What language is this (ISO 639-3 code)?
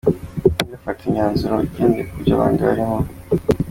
kin